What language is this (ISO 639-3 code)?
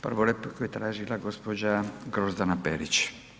hrv